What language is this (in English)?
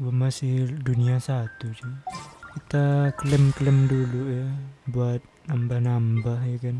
Indonesian